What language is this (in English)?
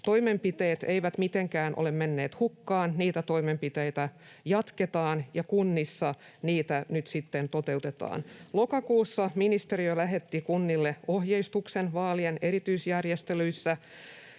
Finnish